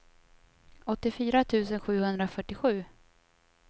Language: Swedish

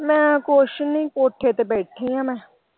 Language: Punjabi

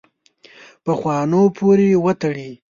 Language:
Pashto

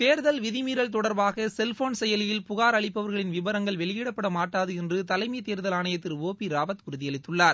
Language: Tamil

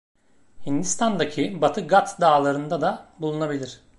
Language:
Turkish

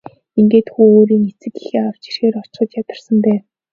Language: Mongolian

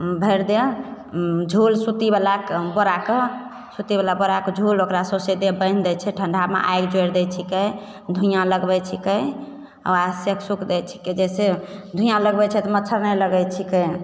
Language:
Maithili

